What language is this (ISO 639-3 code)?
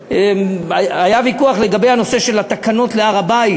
heb